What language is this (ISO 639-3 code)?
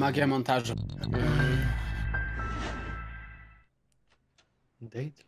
pol